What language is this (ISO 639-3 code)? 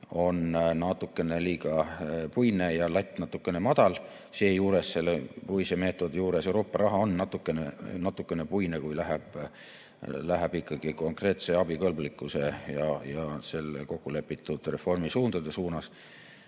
est